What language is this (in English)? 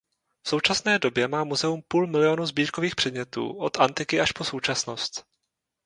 Czech